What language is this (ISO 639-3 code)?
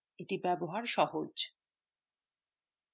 ben